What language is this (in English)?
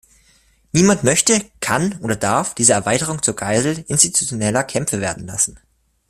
German